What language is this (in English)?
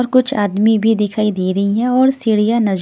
Hindi